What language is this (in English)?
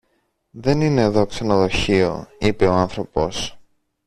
Greek